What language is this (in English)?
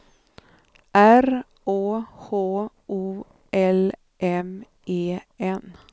Swedish